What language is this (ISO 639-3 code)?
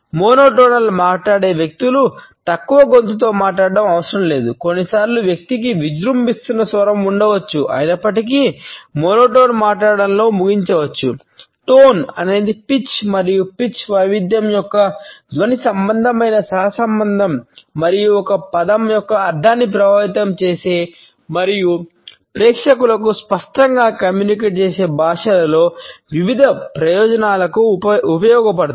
tel